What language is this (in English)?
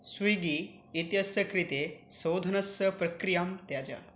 Sanskrit